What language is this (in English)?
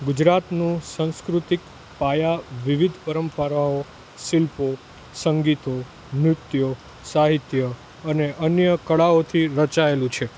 Gujarati